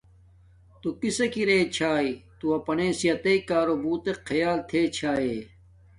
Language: Domaaki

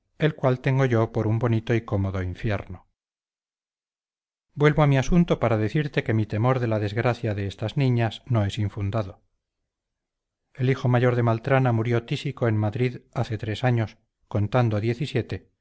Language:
Spanish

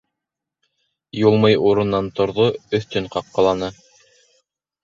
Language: Bashkir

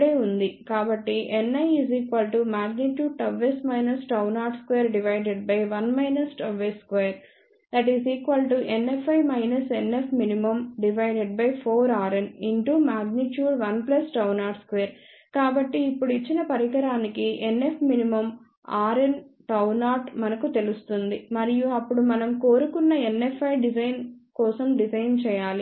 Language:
Telugu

